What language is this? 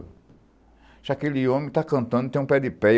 Portuguese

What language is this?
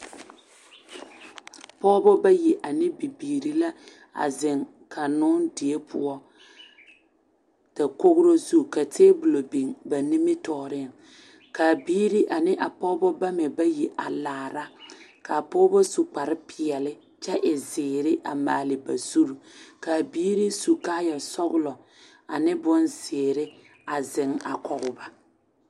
Southern Dagaare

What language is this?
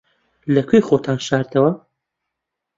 Central Kurdish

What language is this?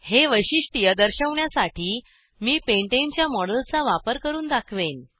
Marathi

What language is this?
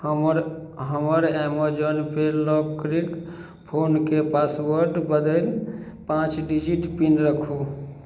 Maithili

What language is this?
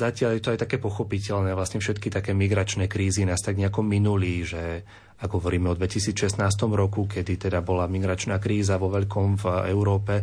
Slovak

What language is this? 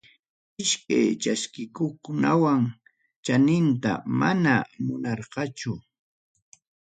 Ayacucho Quechua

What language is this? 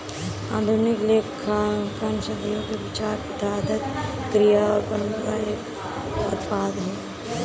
Hindi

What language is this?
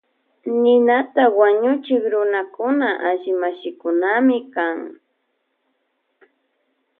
Loja Highland Quichua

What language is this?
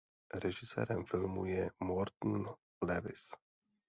Czech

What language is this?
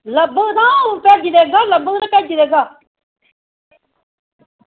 Dogri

